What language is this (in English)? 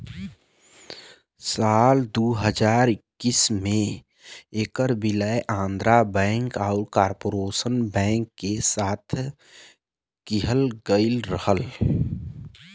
Bhojpuri